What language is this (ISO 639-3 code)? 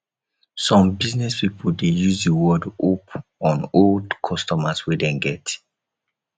pcm